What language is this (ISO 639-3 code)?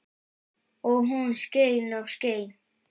isl